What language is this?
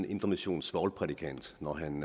Danish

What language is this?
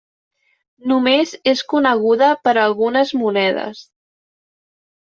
Catalan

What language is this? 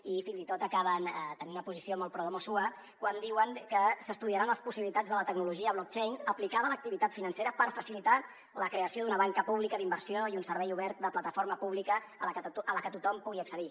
Catalan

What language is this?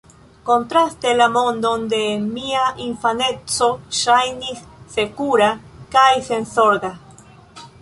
Esperanto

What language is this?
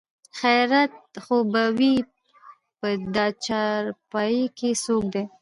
Pashto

